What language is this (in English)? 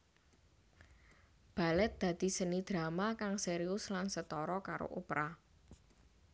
Javanese